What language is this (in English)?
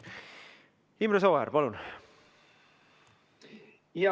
Estonian